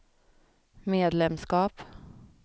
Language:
Swedish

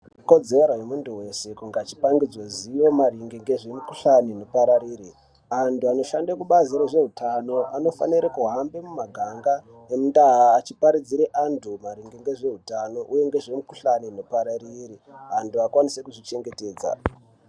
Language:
Ndau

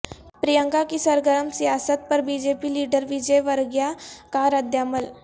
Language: Urdu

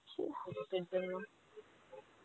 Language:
Bangla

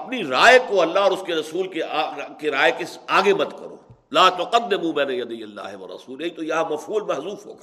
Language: Urdu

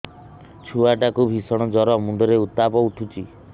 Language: Odia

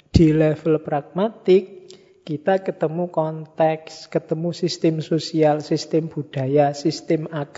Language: Indonesian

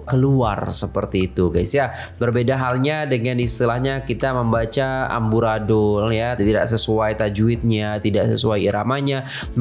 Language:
Indonesian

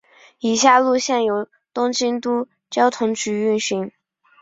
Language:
Chinese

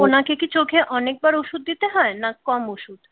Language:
Bangla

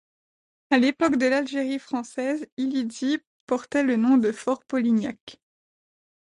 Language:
French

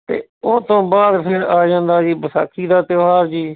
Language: Punjabi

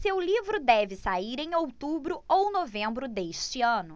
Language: Portuguese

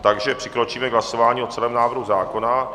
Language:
Czech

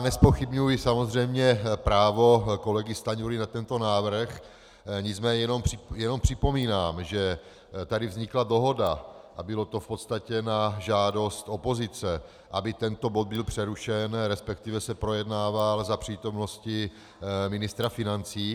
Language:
Czech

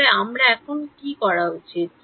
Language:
Bangla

